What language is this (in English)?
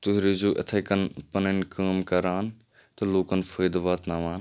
Kashmiri